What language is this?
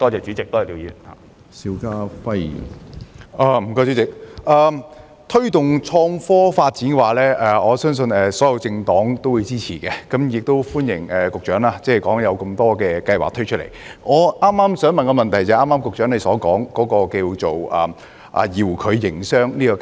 Cantonese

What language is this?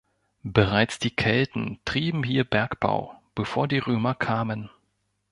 German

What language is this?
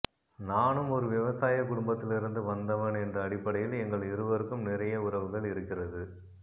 Tamil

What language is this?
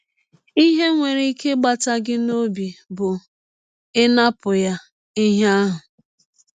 Igbo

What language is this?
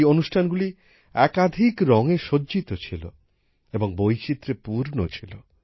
Bangla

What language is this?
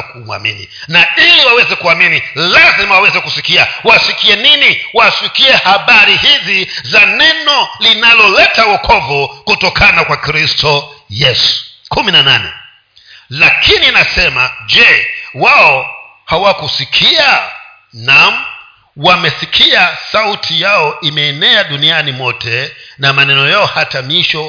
Swahili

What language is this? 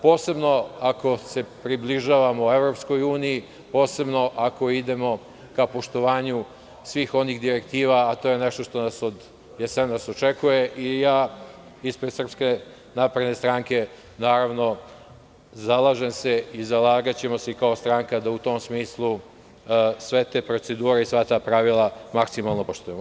Serbian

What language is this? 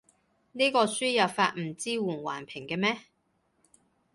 Cantonese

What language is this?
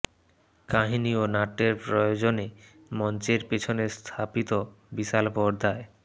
Bangla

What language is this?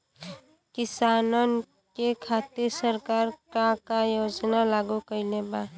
Bhojpuri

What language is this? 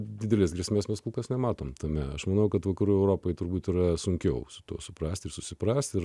Lithuanian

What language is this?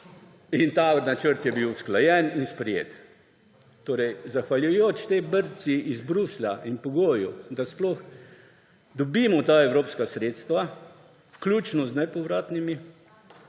Slovenian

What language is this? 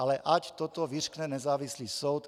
Czech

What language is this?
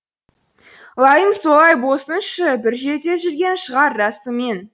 Kazakh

